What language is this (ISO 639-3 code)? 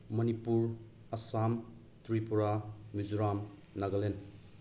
mni